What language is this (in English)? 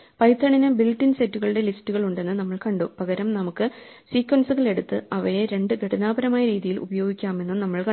Malayalam